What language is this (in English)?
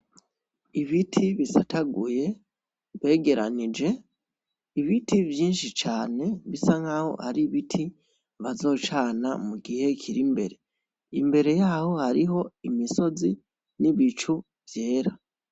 Rundi